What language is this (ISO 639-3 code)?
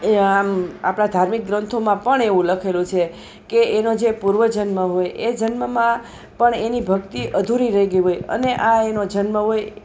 guj